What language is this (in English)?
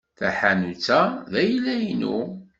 Kabyle